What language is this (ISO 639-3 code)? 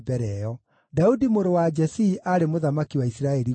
kik